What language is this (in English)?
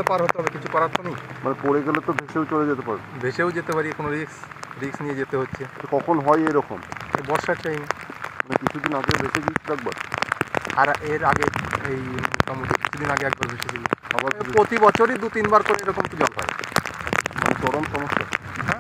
Romanian